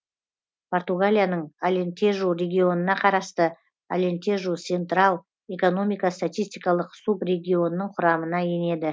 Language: Kazakh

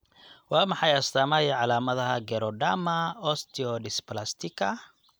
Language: Somali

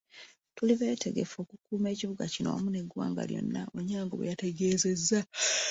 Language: Ganda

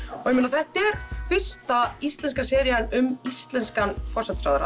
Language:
Icelandic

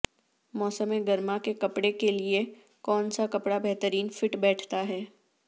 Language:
Urdu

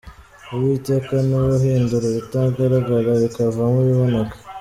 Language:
Kinyarwanda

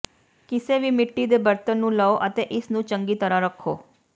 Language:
Punjabi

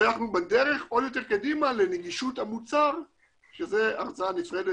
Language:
Hebrew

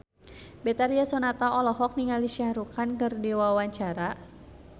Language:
Sundanese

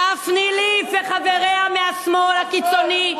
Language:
Hebrew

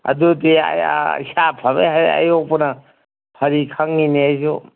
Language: Manipuri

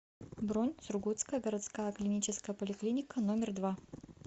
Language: Russian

